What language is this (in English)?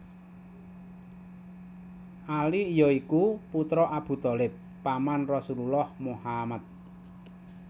Javanese